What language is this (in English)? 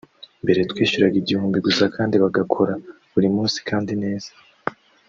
Kinyarwanda